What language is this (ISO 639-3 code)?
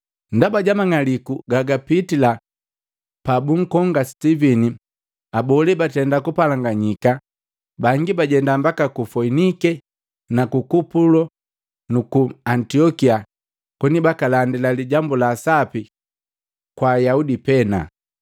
mgv